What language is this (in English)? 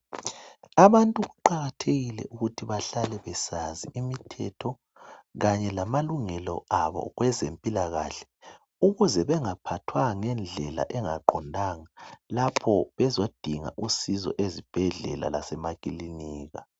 North Ndebele